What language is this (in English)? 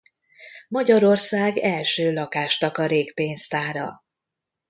Hungarian